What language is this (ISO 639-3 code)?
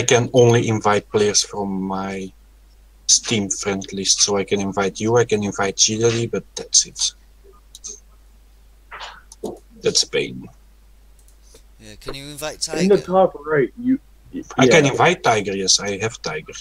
eng